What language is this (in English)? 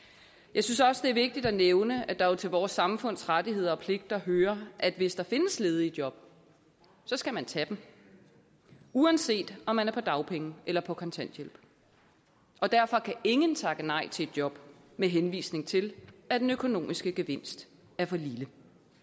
Danish